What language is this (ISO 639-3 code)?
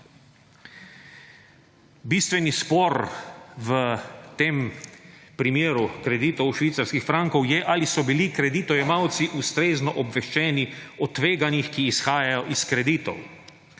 slv